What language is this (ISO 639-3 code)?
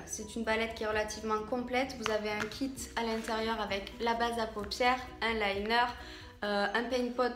fra